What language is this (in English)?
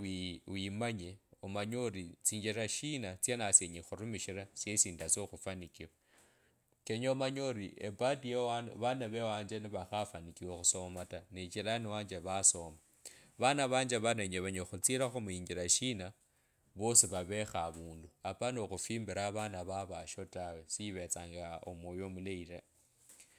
Kabras